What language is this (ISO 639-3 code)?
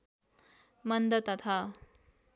nep